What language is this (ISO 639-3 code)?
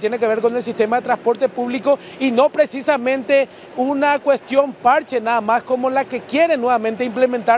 spa